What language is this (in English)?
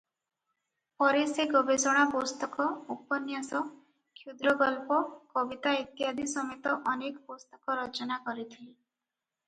Odia